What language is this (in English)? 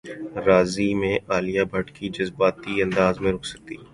Urdu